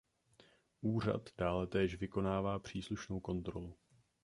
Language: Czech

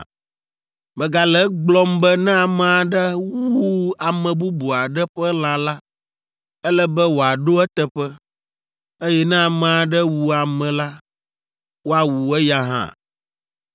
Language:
Ewe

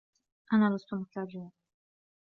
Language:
Arabic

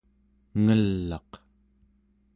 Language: Central Yupik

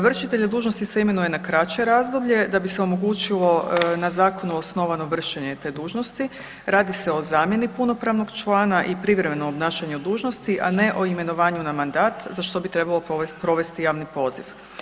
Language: Croatian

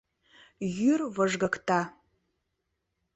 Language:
Mari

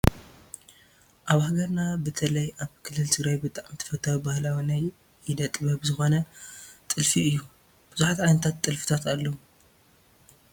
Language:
Tigrinya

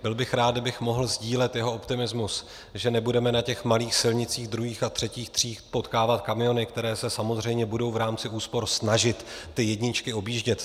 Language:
Czech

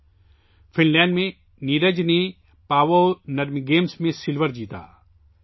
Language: Urdu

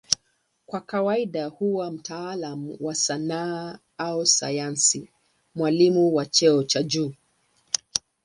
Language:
Swahili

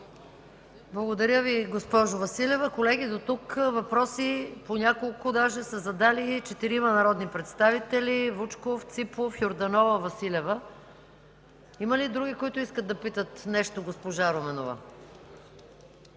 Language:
Bulgarian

